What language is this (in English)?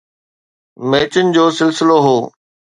Sindhi